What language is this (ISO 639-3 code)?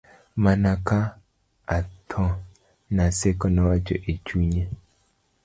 luo